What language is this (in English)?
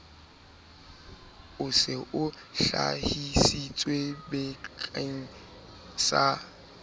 Southern Sotho